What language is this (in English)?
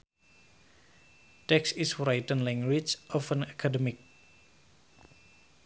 Sundanese